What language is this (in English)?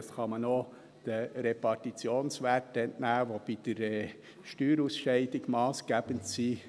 Swiss German